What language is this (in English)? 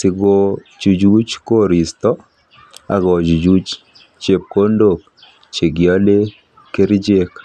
Kalenjin